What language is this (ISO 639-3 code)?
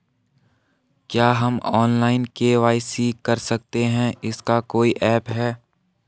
hin